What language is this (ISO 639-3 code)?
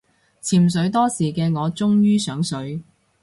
yue